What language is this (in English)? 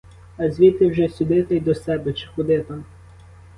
Ukrainian